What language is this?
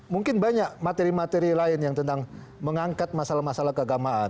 Indonesian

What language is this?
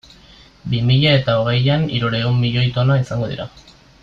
Basque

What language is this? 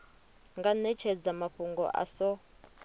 Venda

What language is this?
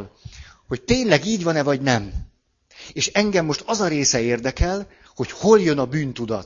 Hungarian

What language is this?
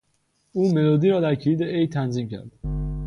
Persian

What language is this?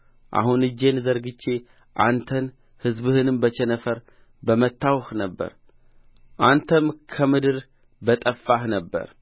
Amharic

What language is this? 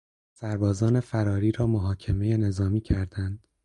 Persian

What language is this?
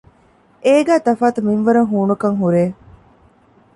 Divehi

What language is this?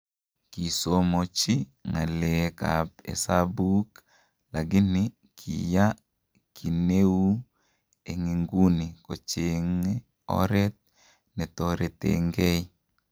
Kalenjin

